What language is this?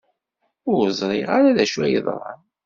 Kabyle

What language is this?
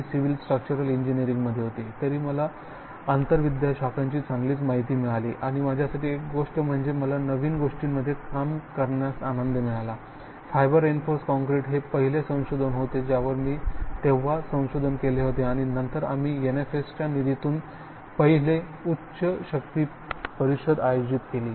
Marathi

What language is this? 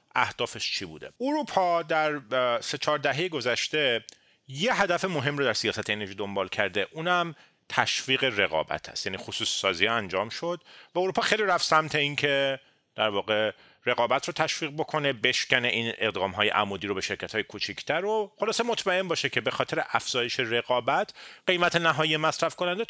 Persian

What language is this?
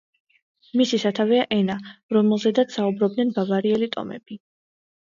Georgian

